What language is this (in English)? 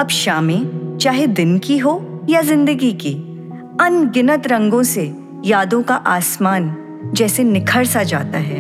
Hindi